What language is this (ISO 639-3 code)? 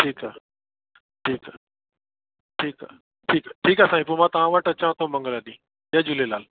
snd